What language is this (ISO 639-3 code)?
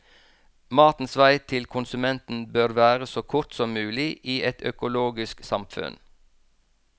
nor